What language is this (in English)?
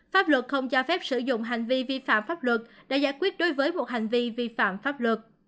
Vietnamese